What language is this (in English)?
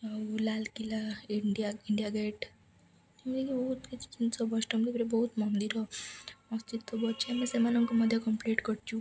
Odia